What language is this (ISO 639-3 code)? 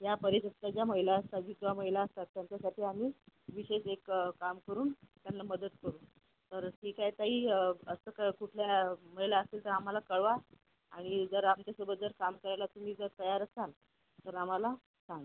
mar